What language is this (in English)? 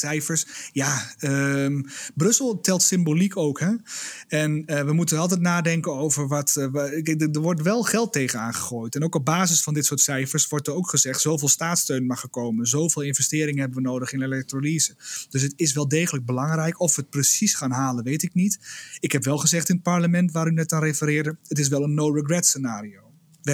Dutch